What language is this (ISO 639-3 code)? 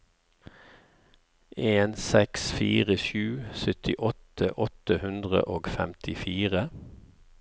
nor